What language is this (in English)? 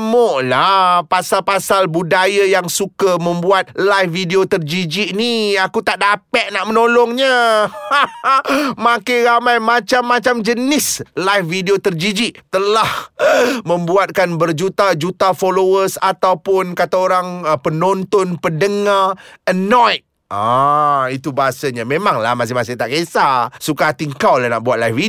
Malay